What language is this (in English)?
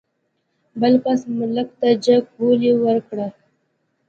Pashto